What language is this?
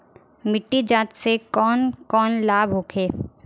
Bhojpuri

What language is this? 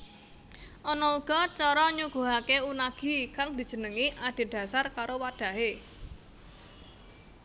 Javanese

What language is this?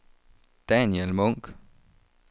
Danish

